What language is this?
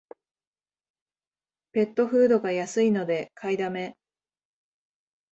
Japanese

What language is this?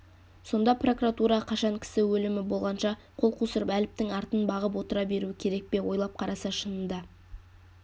Kazakh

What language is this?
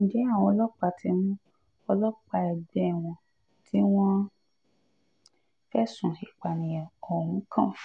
Yoruba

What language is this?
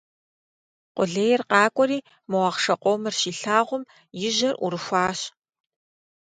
Kabardian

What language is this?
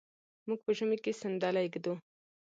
Pashto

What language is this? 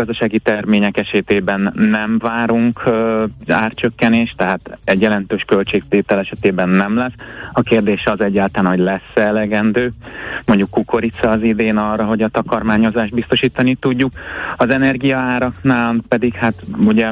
Hungarian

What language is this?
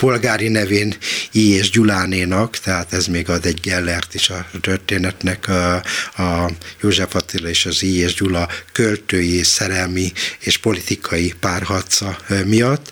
Hungarian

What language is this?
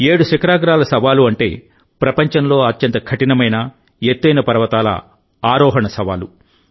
Telugu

